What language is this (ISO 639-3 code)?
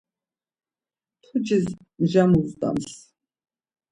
lzz